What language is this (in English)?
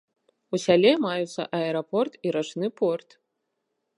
Belarusian